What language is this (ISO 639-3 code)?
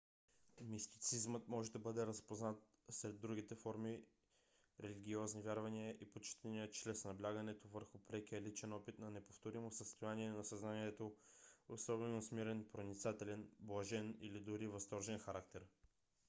bul